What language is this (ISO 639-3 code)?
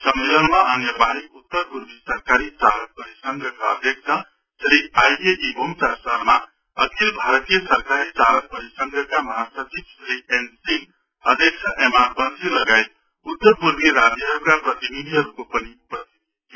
nep